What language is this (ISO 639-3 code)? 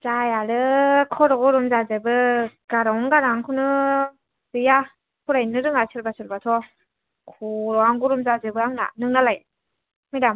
brx